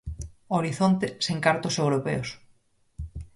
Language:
Galician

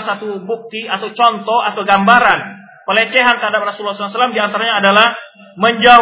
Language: Indonesian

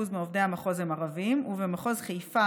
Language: Hebrew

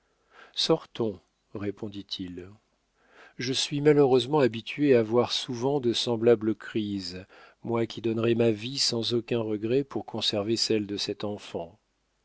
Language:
French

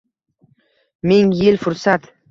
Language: Uzbek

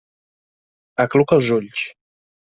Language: Catalan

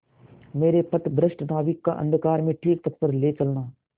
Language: Hindi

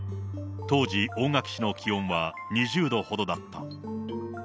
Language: Japanese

